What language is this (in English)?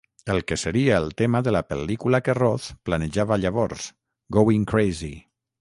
Catalan